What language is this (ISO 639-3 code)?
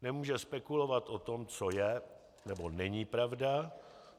ces